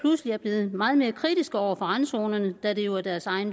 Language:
Danish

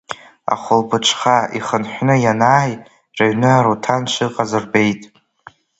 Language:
Abkhazian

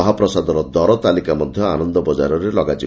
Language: Odia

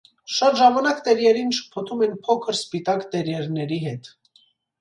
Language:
Armenian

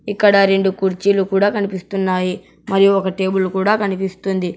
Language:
Telugu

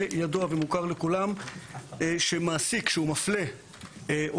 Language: Hebrew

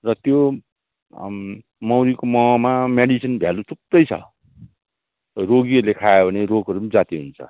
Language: Nepali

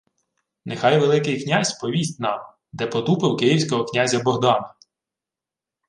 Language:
Ukrainian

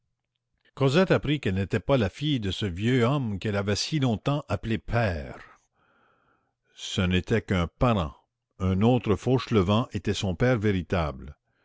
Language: French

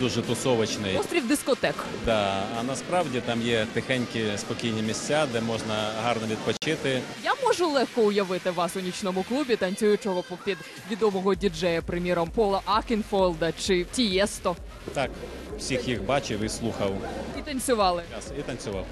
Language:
Ukrainian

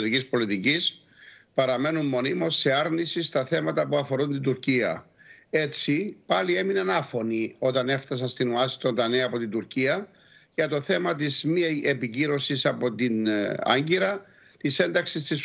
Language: Greek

